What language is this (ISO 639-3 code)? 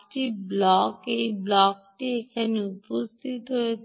ben